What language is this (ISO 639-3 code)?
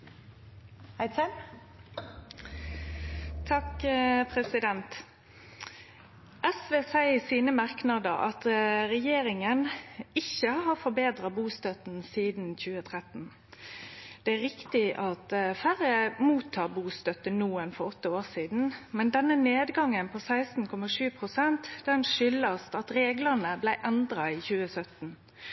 nno